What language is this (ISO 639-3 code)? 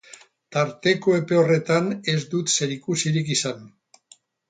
eus